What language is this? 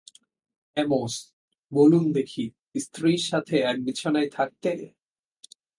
Bangla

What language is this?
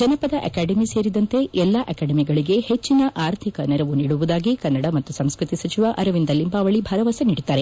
Kannada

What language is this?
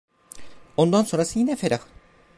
Turkish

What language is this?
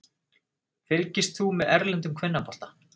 Icelandic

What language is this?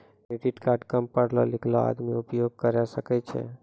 Maithili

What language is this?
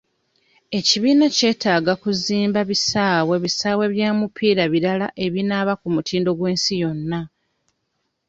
Ganda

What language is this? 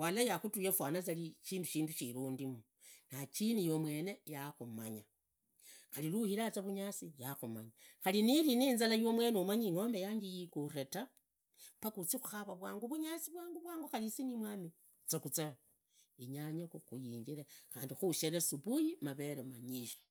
Idakho-Isukha-Tiriki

